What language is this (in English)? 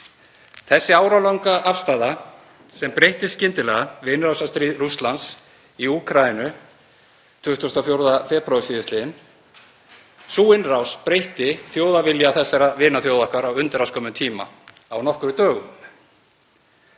Icelandic